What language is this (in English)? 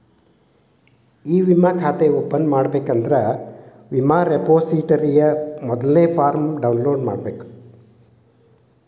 Kannada